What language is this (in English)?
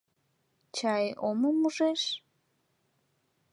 Mari